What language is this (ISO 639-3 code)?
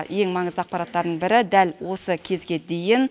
kaz